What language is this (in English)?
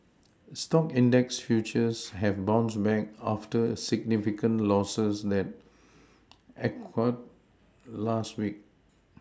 English